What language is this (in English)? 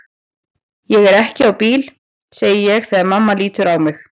Icelandic